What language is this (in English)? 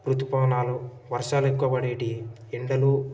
Telugu